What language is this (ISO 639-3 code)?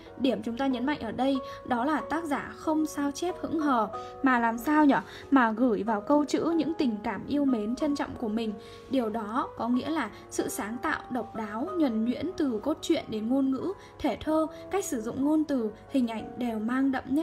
vie